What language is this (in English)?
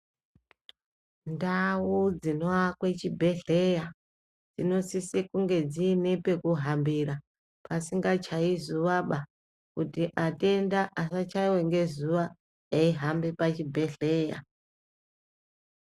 Ndau